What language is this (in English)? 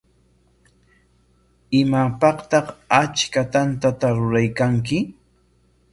Corongo Ancash Quechua